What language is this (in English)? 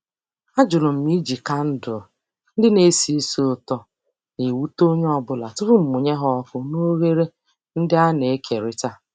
Igbo